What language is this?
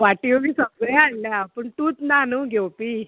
Konkani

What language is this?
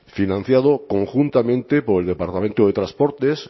Spanish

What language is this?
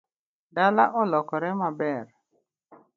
Luo (Kenya and Tanzania)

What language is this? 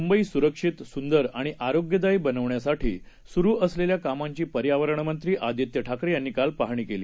Marathi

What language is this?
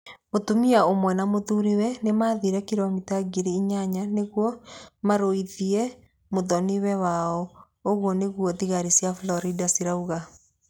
Kikuyu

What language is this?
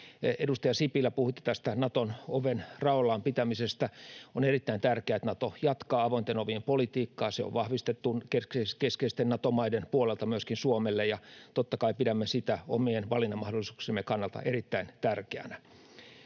Finnish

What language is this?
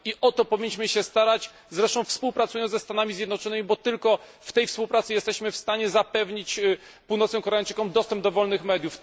Polish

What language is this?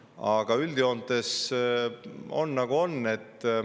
Estonian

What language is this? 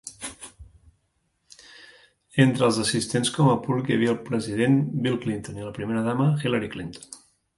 Catalan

